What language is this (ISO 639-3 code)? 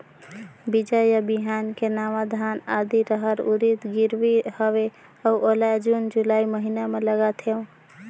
hne